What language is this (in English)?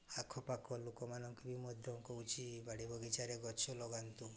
Odia